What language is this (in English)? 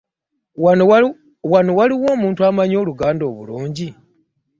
Ganda